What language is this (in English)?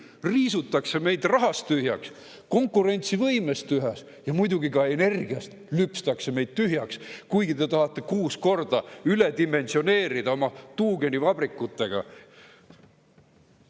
Estonian